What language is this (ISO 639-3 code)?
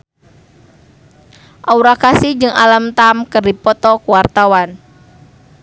sun